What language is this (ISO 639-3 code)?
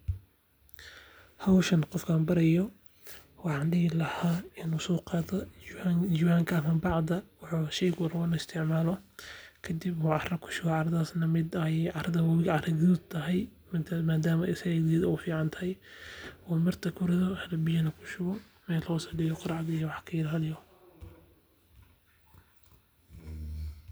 som